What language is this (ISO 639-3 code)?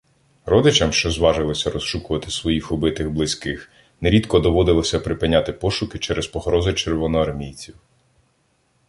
ukr